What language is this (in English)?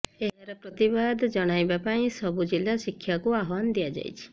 Odia